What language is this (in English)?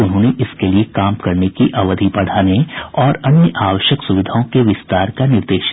Hindi